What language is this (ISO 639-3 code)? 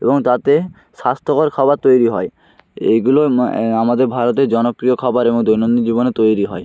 ben